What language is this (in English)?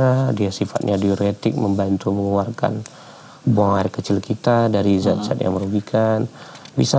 Indonesian